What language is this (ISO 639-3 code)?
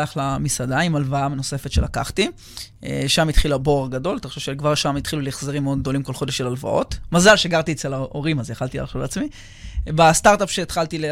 heb